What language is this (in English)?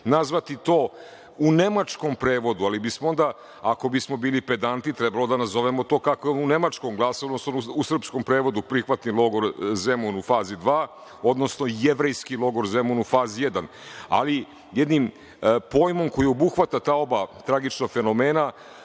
Serbian